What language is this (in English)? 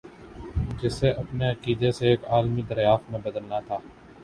Urdu